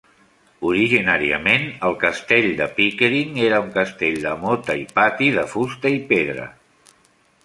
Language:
Catalan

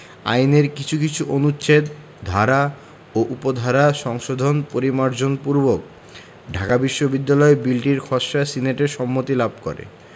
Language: Bangla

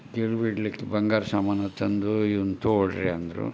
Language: Kannada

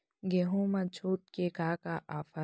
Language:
Chhattisgarhi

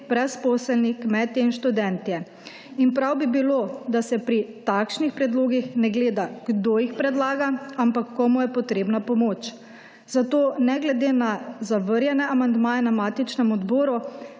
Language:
Slovenian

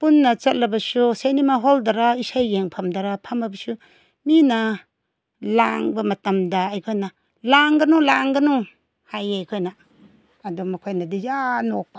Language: Manipuri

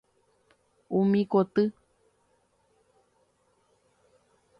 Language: Guarani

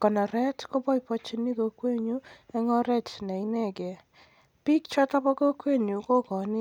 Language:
Kalenjin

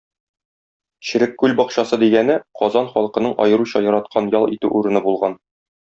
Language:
Tatar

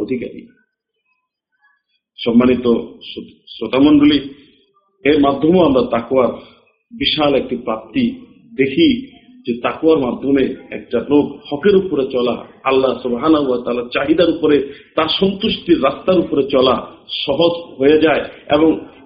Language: Bangla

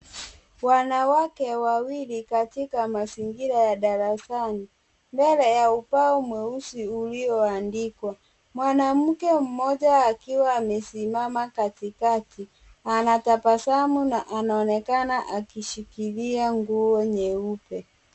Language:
Swahili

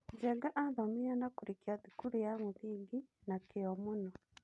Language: Kikuyu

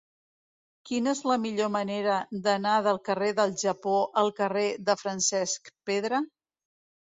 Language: Catalan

